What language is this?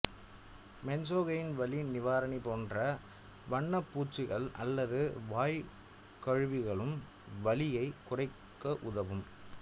Tamil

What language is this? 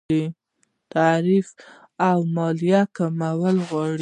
Pashto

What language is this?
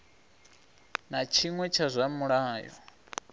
Venda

